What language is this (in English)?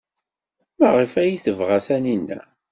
Kabyle